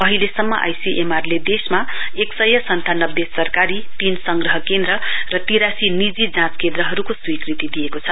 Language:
Nepali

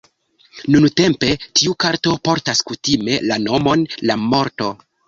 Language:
Esperanto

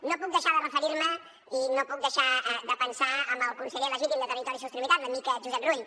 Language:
Catalan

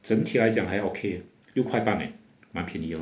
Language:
English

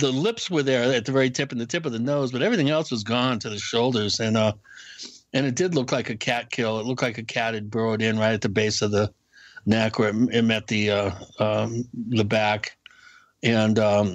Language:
English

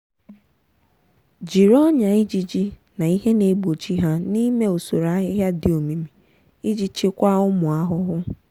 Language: Igbo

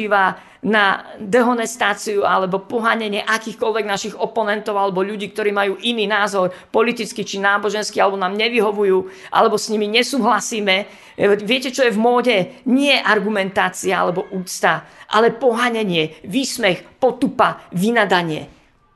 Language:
Slovak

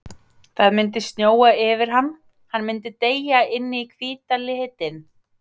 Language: Icelandic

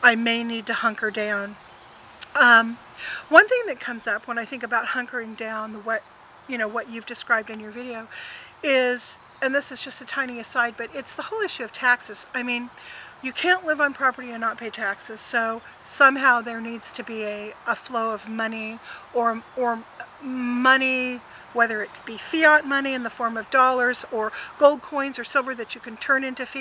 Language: English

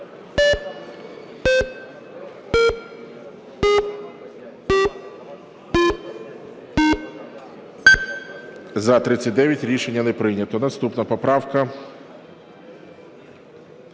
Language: Ukrainian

